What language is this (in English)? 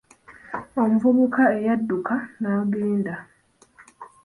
Ganda